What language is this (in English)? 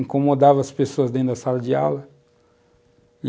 Portuguese